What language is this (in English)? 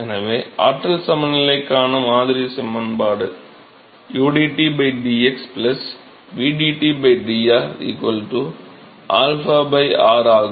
Tamil